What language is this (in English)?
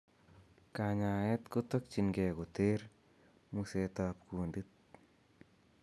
Kalenjin